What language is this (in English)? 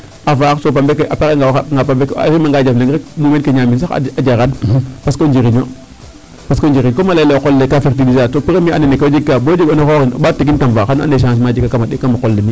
Serer